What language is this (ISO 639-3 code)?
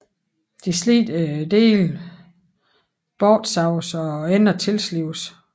dan